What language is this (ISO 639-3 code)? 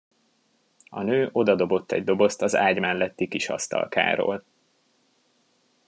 hun